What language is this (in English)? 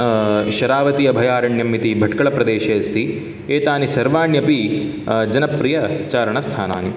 Sanskrit